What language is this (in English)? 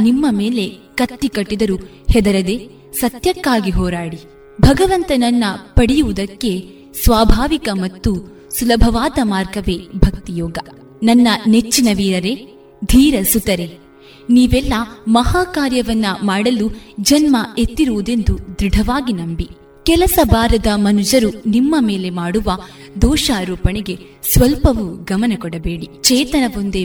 Kannada